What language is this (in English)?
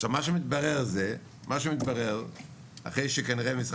Hebrew